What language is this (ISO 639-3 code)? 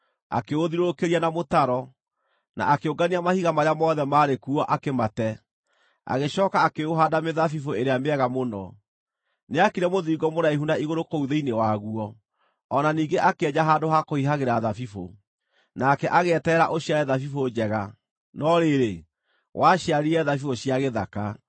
kik